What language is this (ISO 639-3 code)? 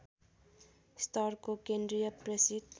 nep